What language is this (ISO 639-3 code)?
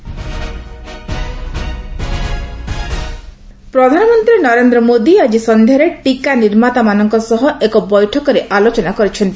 ori